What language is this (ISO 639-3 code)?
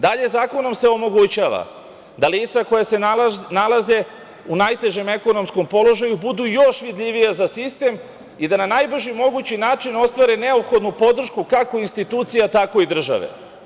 srp